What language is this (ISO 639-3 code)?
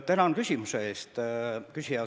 est